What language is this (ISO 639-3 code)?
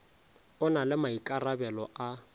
nso